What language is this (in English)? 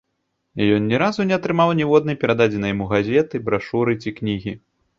Belarusian